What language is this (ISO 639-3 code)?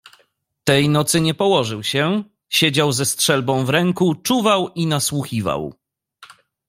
pol